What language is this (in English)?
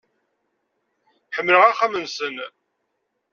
Kabyle